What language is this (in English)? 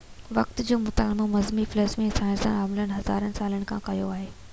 Sindhi